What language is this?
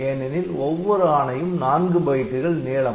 Tamil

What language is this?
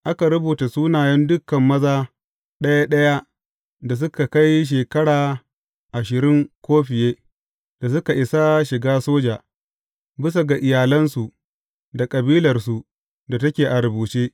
Hausa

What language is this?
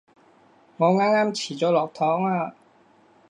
Cantonese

